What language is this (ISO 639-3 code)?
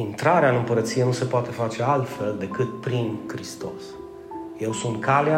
ron